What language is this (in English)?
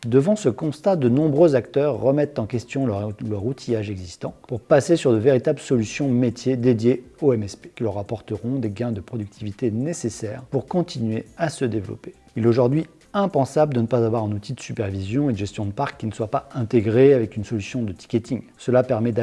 French